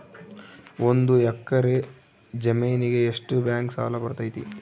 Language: Kannada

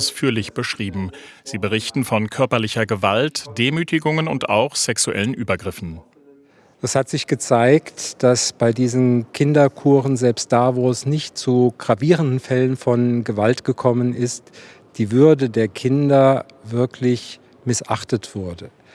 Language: German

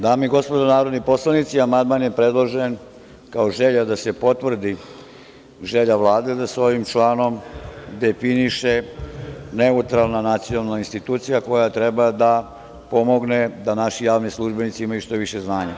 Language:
Serbian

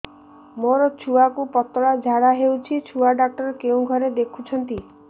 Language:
Odia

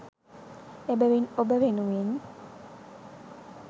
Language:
Sinhala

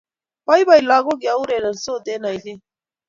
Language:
Kalenjin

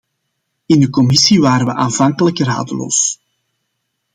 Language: Dutch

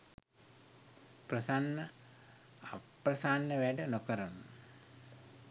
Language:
Sinhala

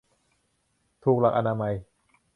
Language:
Thai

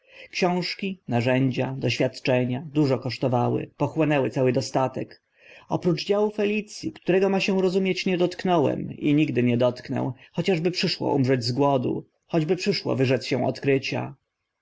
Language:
Polish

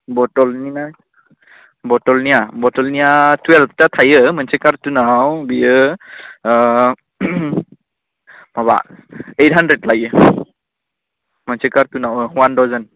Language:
Bodo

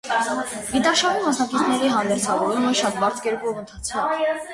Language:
Armenian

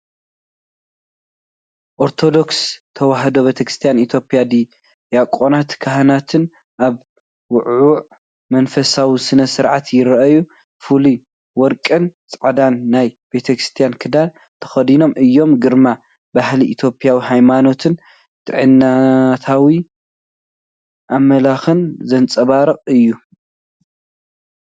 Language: Tigrinya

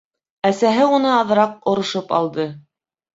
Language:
Bashkir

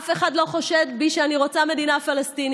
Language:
Hebrew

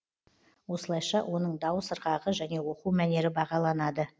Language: Kazakh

